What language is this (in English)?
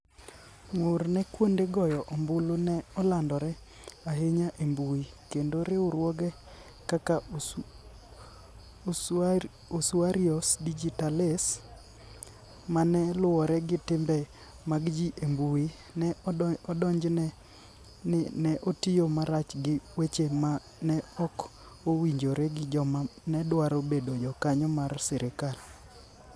Luo (Kenya and Tanzania)